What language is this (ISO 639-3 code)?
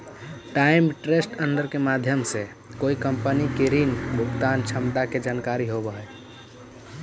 mag